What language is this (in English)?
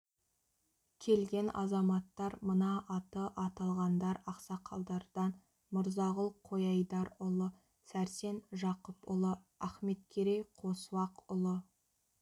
Kazakh